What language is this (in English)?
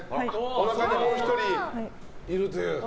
Japanese